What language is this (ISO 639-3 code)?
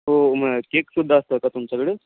mar